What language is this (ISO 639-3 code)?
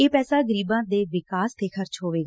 pan